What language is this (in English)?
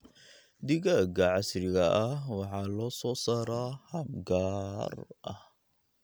Somali